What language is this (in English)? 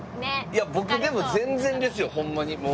Japanese